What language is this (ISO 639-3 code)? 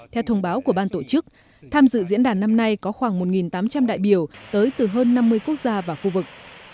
vie